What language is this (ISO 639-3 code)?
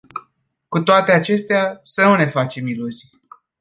ron